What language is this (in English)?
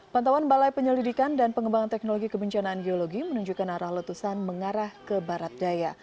Indonesian